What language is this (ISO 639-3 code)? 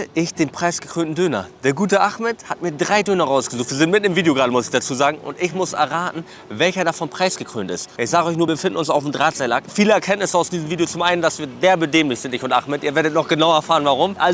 deu